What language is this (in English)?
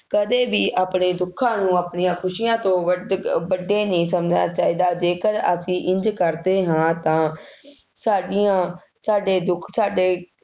Punjabi